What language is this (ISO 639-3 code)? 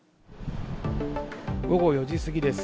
jpn